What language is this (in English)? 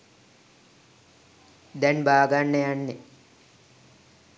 Sinhala